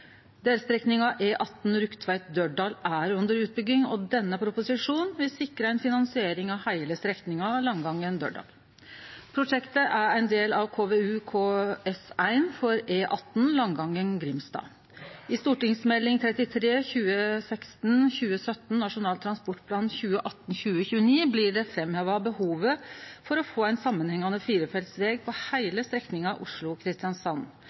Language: Norwegian Nynorsk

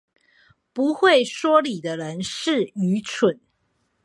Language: Chinese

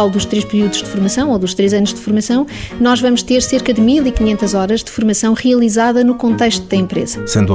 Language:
Portuguese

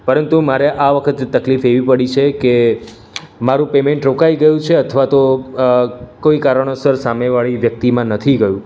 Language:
Gujarati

